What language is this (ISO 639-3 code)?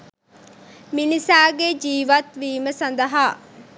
sin